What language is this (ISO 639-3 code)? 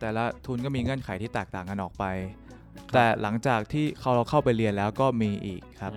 tha